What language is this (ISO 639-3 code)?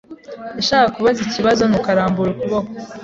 kin